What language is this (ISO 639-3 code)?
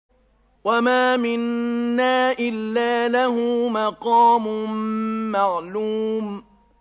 ara